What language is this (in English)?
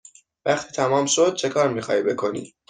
Persian